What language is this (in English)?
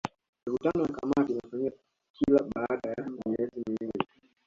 Swahili